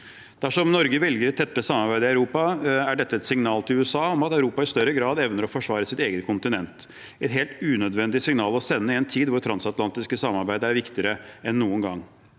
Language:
Norwegian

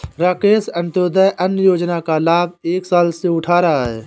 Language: Hindi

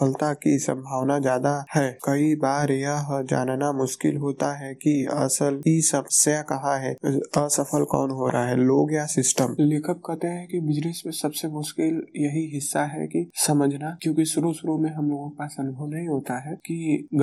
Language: Hindi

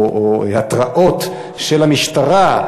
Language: Hebrew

